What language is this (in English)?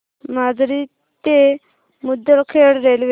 Marathi